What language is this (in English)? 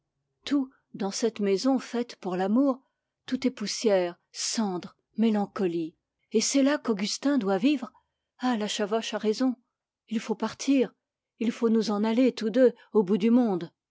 French